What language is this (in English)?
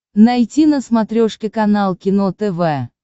Russian